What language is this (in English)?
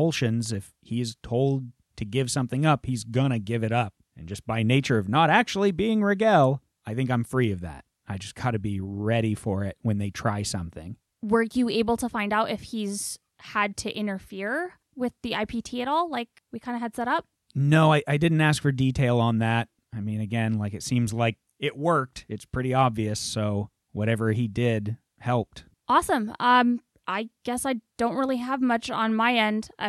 English